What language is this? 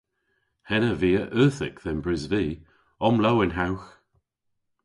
Cornish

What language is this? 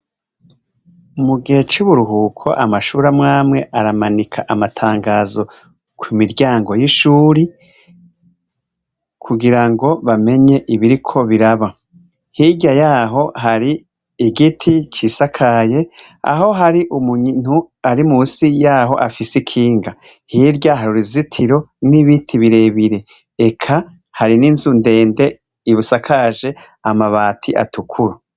Rundi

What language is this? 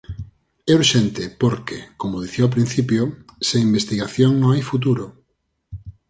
Galician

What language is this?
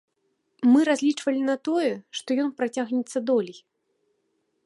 Belarusian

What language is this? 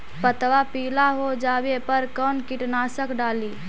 Magahi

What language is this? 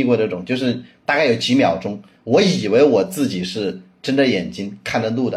Chinese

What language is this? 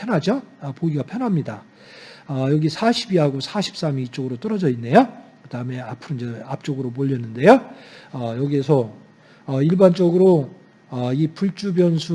Korean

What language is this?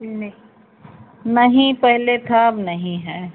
Hindi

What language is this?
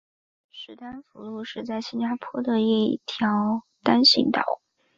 Chinese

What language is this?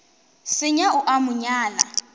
Northern Sotho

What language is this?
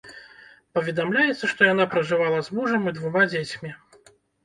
Belarusian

